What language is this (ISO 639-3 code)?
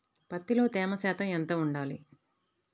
tel